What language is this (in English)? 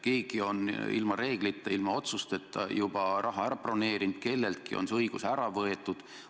Estonian